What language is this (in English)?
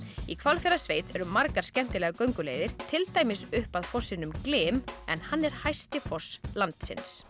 Icelandic